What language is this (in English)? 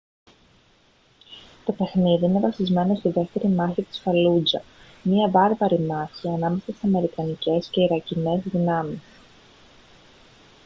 Greek